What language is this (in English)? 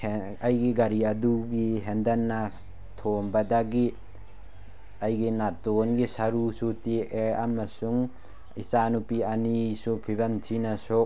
Manipuri